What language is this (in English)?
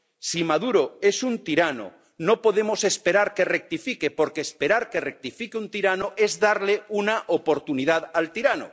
Spanish